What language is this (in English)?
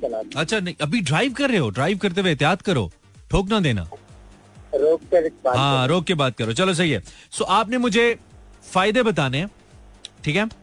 Hindi